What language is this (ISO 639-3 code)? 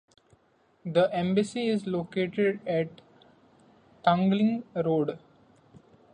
eng